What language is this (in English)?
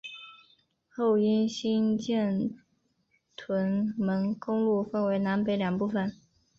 Chinese